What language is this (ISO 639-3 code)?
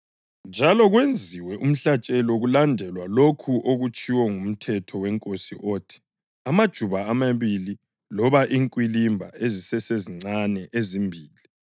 nde